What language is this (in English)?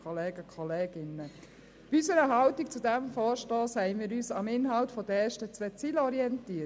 Swiss German